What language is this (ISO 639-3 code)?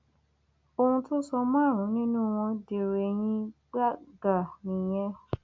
yor